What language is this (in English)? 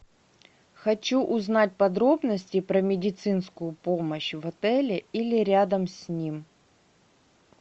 Russian